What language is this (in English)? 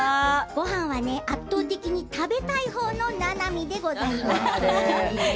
Japanese